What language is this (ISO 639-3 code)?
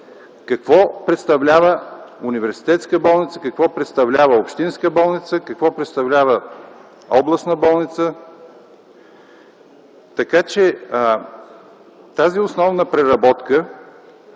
bul